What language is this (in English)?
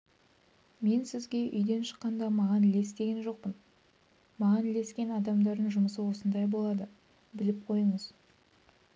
Kazakh